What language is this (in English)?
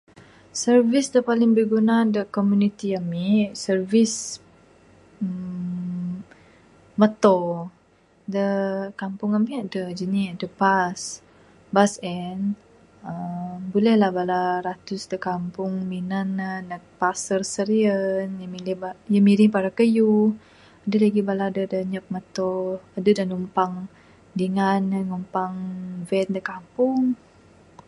Bukar-Sadung Bidayuh